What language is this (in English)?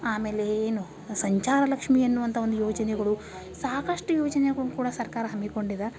Kannada